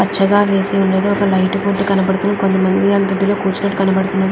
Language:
Telugu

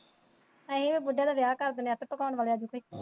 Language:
Punjabi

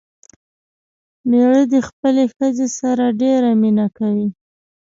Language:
Pashto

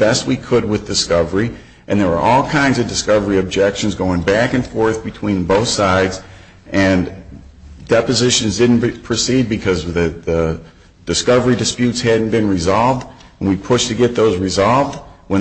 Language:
English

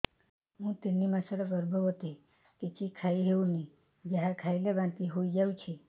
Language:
Odia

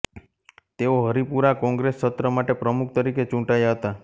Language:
Gujarati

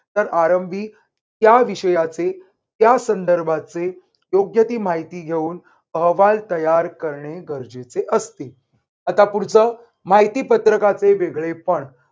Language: Marathi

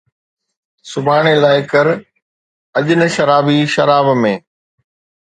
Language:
Sindhi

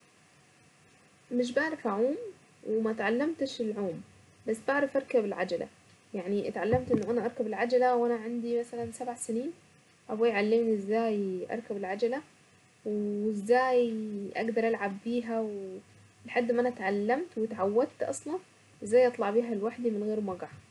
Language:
Saidi Arabic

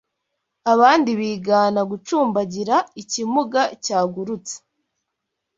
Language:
Kinyarwanda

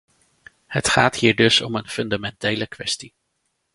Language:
Dutch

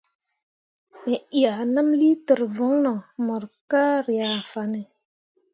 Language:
Mundang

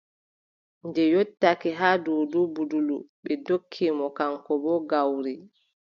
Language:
Adamawa Fulfulde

